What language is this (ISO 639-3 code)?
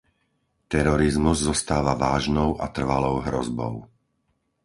slk